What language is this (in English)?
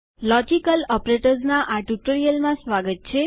Gujarati